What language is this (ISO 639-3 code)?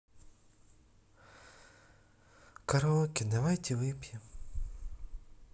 rus